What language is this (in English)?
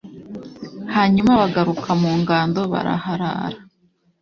Kinyarwanda